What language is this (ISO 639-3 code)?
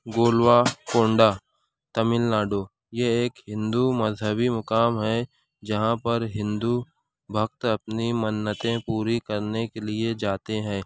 urd